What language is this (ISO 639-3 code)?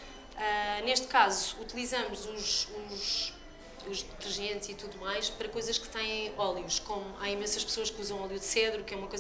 por